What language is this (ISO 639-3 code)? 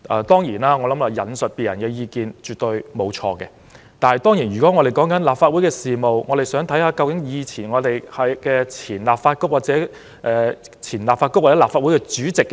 yue